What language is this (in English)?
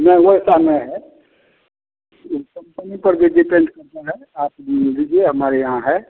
Hindi